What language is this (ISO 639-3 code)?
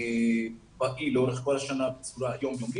heb